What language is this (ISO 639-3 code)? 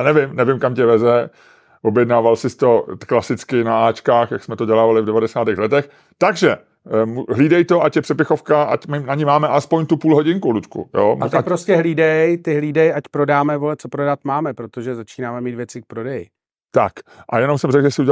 ces